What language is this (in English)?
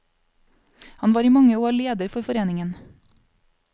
Norwegian